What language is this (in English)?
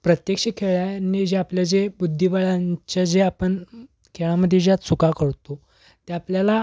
Marathi